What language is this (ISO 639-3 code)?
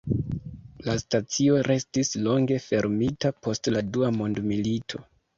epo